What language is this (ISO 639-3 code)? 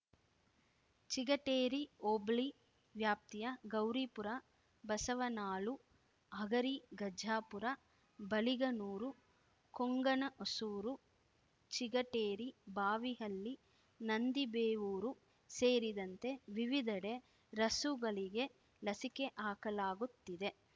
kan